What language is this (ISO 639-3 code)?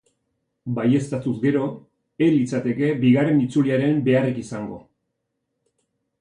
eus